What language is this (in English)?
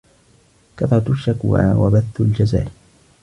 Arabic